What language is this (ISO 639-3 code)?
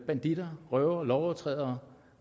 dan